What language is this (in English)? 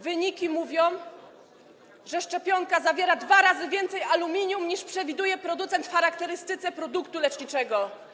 Polish